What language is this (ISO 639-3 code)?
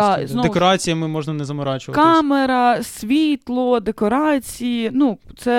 ukr